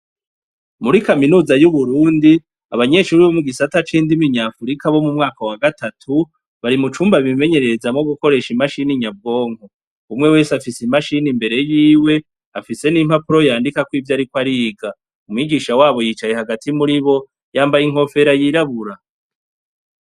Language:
Rundi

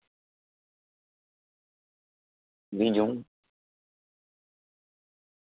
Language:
Gujarati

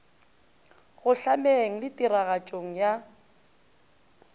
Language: Northern Sotho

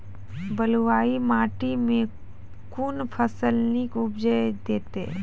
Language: Maithili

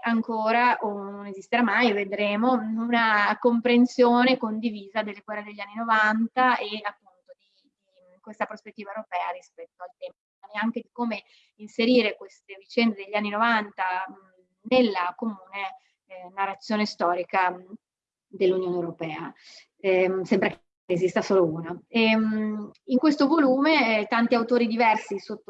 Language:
Italian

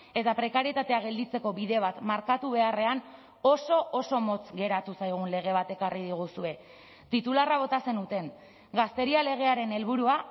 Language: Basque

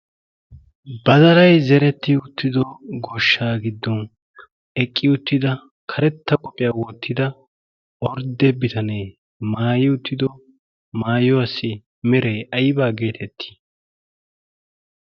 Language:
Wolaytta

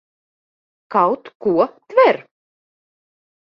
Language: Latvian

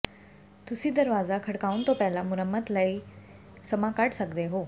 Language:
Punjabi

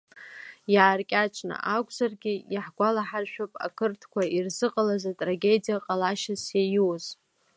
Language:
Abkhazian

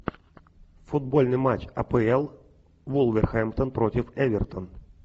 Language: Russian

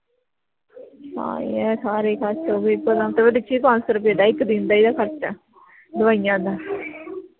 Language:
Punjabi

